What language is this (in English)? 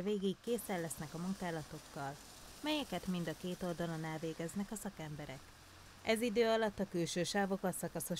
Hungarian